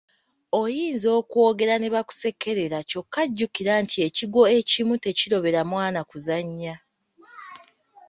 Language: Ganda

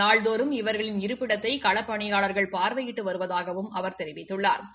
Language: Tamil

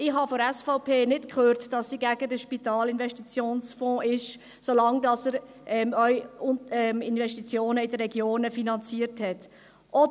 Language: Swiss German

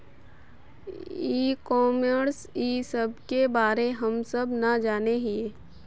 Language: Magahi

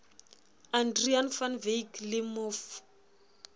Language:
Southern Sotho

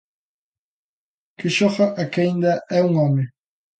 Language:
Galician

